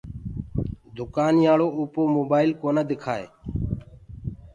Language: Gurgula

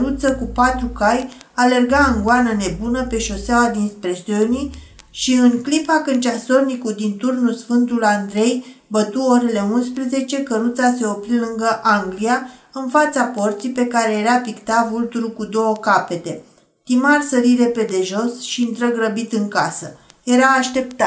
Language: Romanian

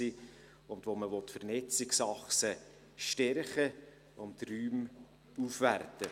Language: Swiss German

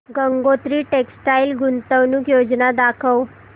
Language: Marathi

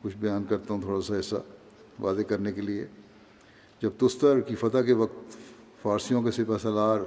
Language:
Urdu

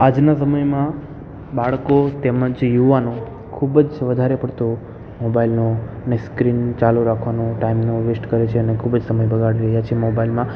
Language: Gujarati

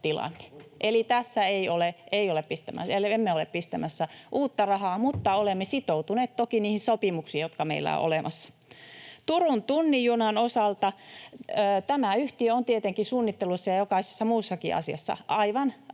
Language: Finnish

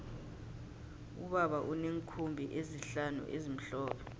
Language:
South Ndebele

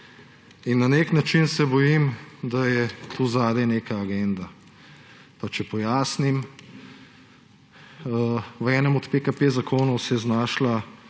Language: Slovenian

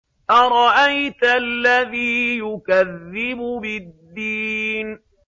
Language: Arabic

